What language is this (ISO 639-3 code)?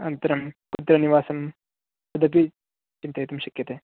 san